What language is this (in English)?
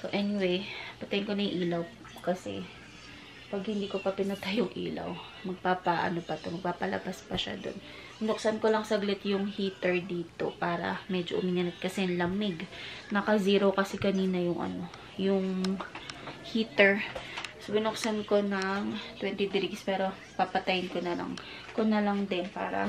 Filipino